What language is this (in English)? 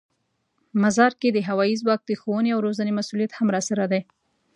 Pashto